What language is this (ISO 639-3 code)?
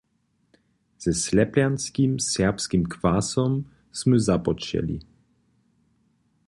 hsb